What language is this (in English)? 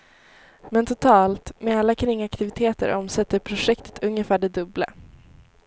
Swedish